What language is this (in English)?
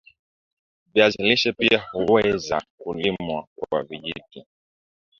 Swahili